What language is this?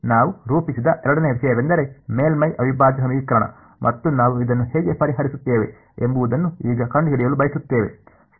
Kannada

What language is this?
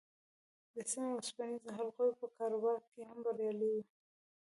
Pashto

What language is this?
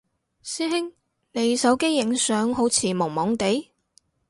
Cantonese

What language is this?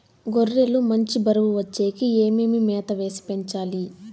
Telugu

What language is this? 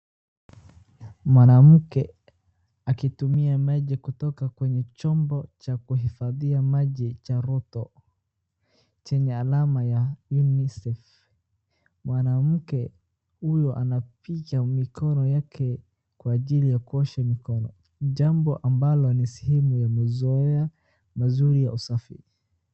Swahili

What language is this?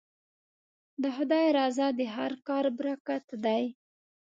Pashto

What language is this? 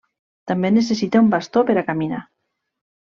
Catalan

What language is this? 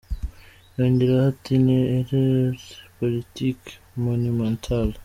Kinyarwanda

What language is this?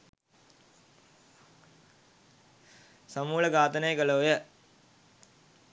Sinhala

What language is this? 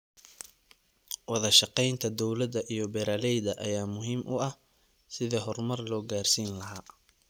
Somali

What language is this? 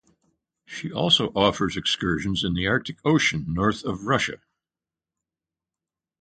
English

